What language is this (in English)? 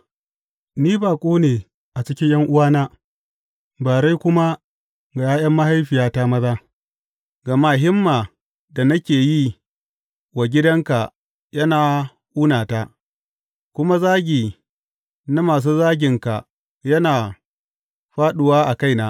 Hausa